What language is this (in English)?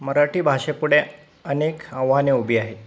Marathi